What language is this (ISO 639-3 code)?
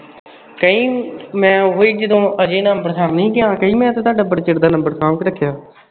pan